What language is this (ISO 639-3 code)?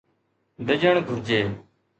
snd